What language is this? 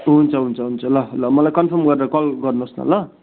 Nepali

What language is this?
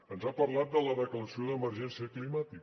Catalan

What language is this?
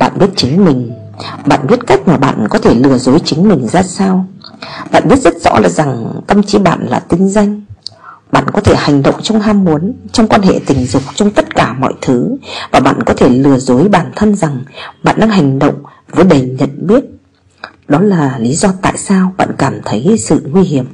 Vietnamese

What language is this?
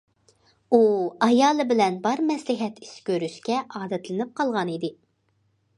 Uyghur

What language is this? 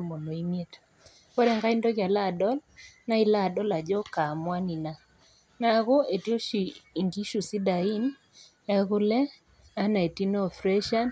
Masai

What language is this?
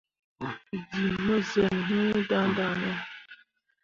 Mundang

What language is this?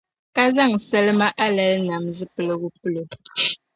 Dagbani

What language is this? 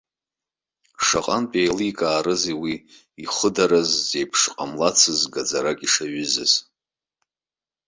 Abkhazian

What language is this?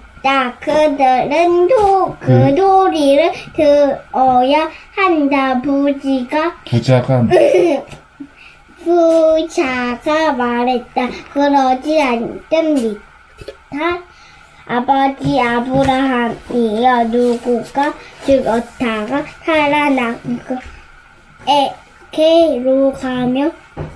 Korean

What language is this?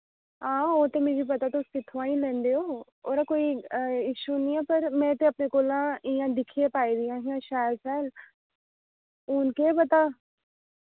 Dogri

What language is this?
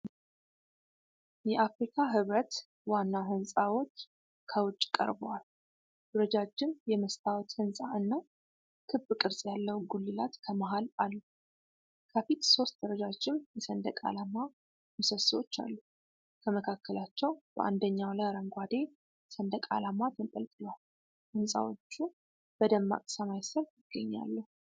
Amharic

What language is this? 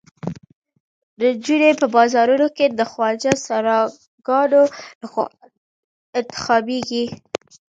Pashto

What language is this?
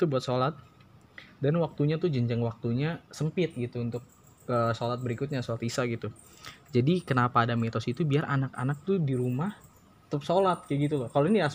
Indonesian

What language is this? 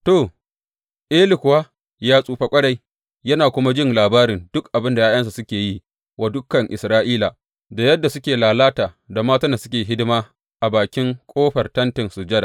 Hausa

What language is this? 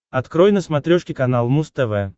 Russian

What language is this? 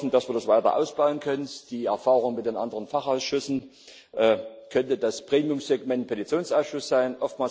German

